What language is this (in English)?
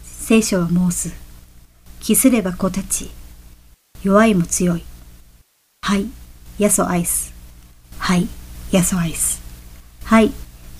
Japanese